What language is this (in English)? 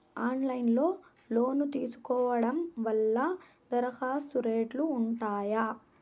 Telugu